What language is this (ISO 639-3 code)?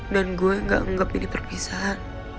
ind